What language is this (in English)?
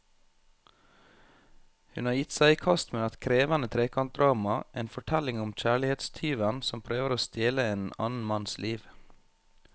Norwegian